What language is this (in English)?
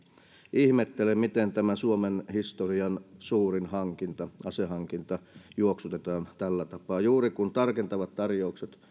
Finnish